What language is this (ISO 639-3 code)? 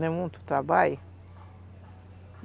por